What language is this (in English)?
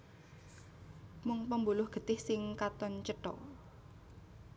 Javanese